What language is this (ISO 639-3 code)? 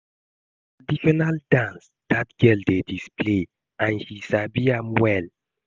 pcm